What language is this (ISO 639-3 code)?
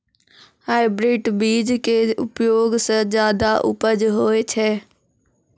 mai